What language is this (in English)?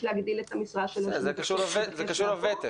Hebrew